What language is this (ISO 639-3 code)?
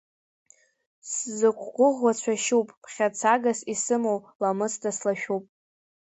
abk